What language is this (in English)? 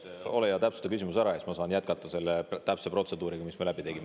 Estonian